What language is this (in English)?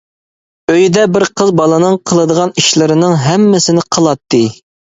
Uyghur